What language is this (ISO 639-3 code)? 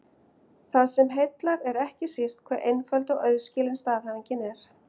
isl